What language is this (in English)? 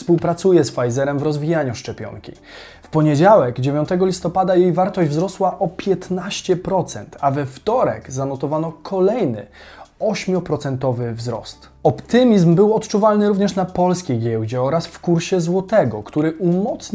Polish